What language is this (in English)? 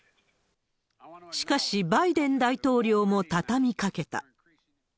Japanese